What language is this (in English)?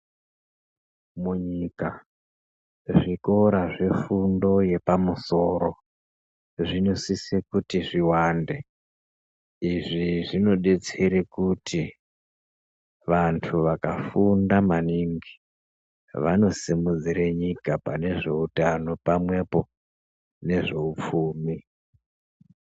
Ndau